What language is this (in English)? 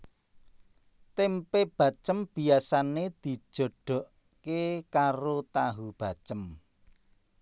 Javanese